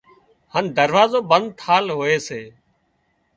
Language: Wadiyara Koli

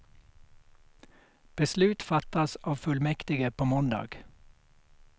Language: Swedish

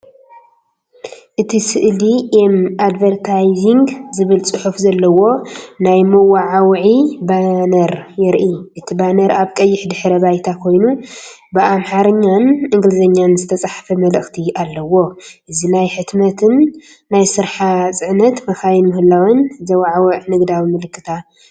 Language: Tigrinya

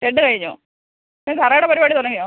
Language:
Malayalam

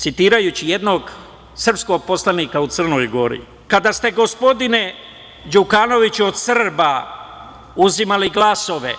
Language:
Serbian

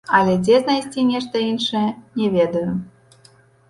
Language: Belarusian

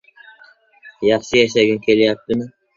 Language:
Uzbek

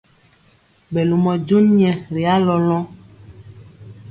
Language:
Mpiemo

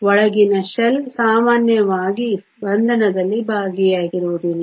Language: Kannada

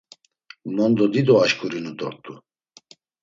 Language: Laz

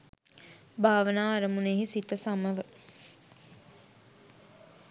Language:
Sinhala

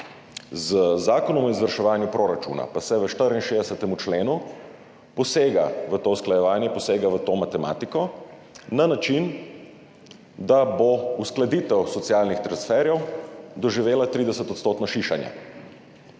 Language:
Slovenian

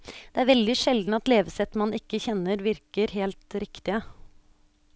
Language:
Norwegian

